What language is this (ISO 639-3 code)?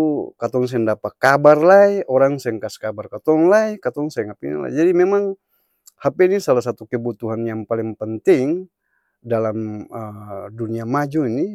abs